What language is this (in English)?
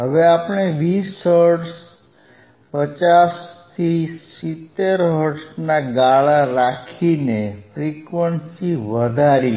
Gujarati